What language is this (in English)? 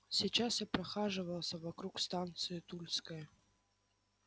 Russian